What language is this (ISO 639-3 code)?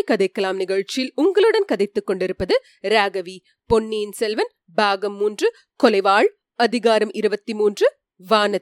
tam